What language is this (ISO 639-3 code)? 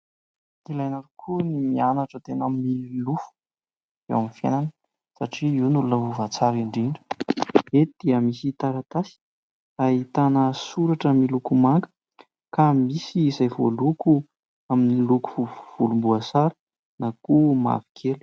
mlg